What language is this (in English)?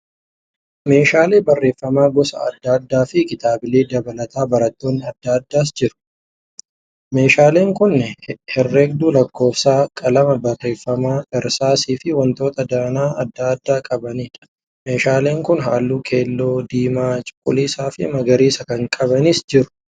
Oromo